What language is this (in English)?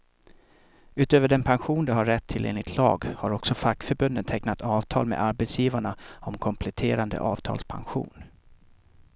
Swedish